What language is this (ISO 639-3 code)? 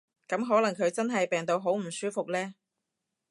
yue